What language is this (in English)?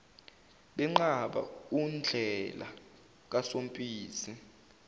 Zulu